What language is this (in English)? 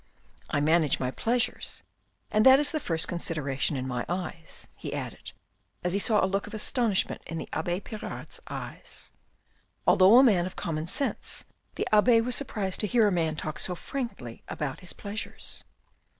English